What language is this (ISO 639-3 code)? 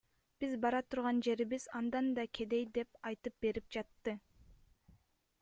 kir